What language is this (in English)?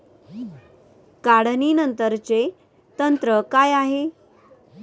Marathi